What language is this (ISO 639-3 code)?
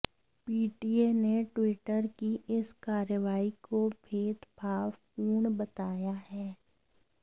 hin